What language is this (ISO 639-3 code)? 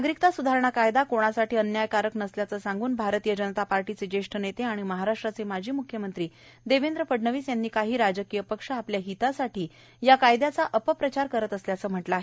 mar